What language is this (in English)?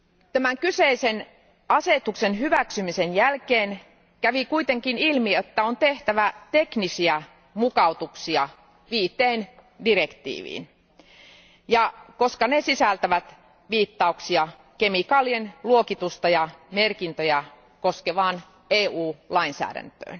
Finnish